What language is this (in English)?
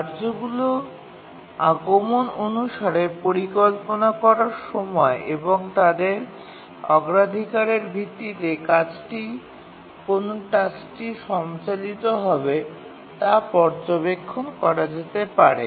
Bangla